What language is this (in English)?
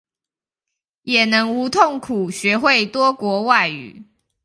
Chinese